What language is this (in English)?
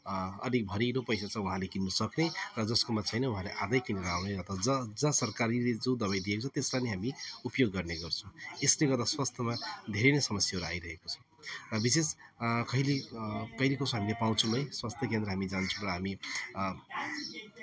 Nepali